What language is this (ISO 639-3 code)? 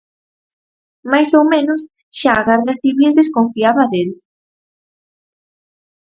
glg